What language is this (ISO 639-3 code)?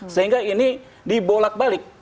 ind